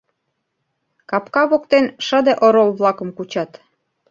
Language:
Mari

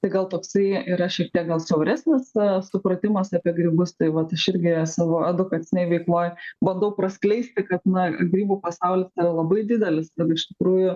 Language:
Lithuanian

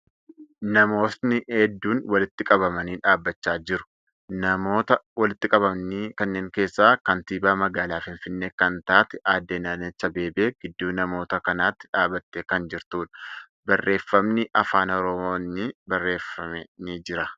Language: Oromo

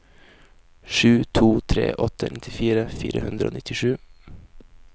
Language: Norwegian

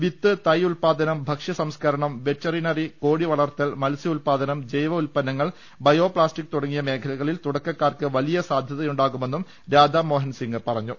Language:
Malayalam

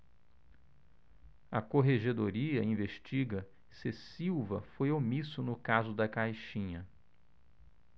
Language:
Portuguese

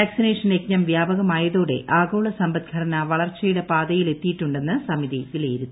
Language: Malayalam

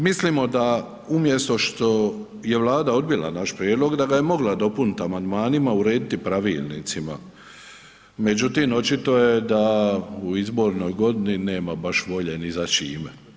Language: Croatian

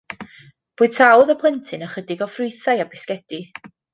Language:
Welsh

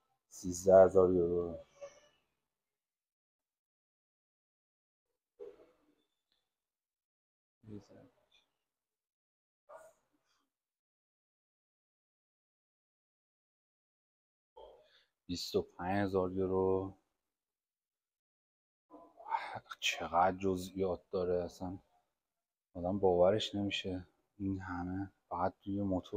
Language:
Persian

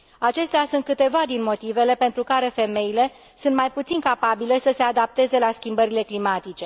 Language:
Romanian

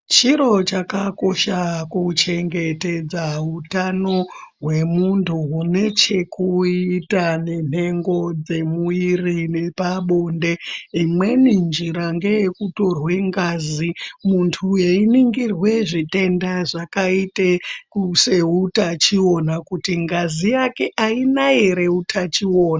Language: Ndau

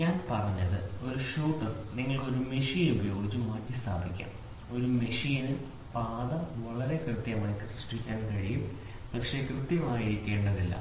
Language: Malayalam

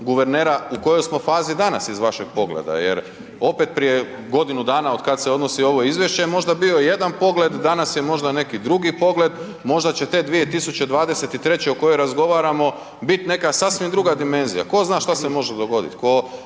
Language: Croatian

